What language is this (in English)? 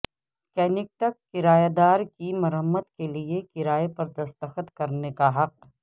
Urdu